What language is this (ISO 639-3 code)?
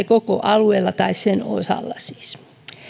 fin